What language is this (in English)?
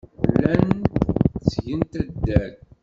Kabyle